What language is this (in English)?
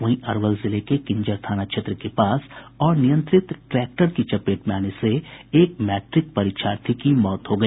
Hindi